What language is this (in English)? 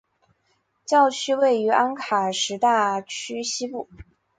Chinese